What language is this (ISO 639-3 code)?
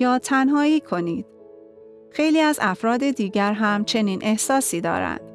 fas